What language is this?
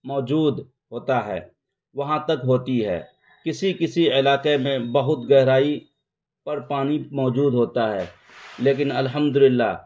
Urdu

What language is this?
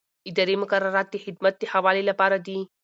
Pashto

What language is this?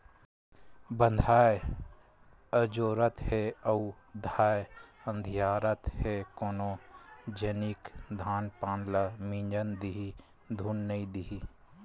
Chhattisgarhi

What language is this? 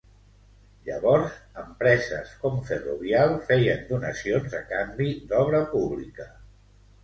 Catalan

